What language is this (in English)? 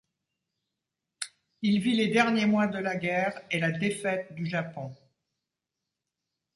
French